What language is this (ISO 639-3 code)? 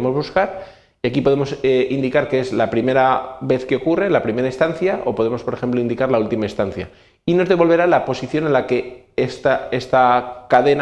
spa